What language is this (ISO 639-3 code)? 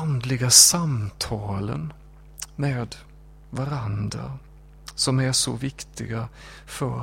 swe